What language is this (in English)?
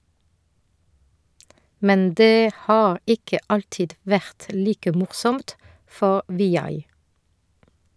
Norwegian